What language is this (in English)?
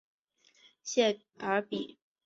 Chinese